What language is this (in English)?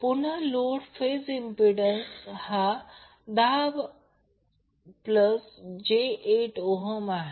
Marathi